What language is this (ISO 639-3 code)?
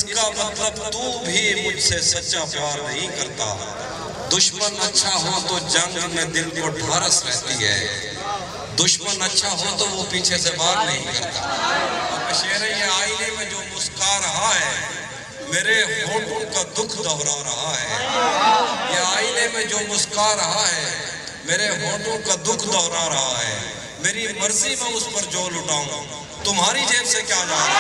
urd